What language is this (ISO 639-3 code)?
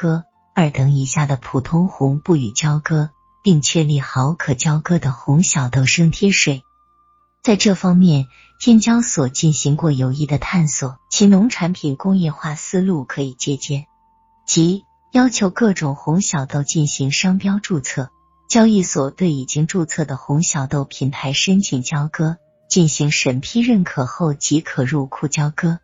zho